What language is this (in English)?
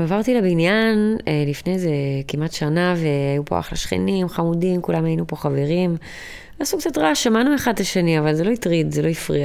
Hebrew